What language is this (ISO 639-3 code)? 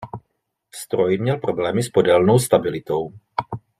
ces